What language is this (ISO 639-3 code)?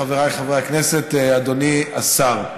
heb